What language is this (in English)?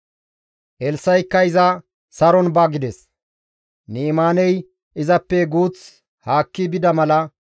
Gamo